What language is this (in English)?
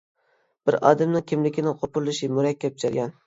Uyghur